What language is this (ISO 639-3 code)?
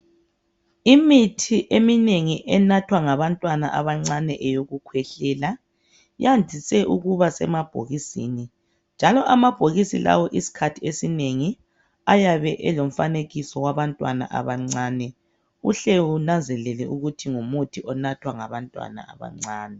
nde